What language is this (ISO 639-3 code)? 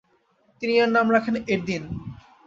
ben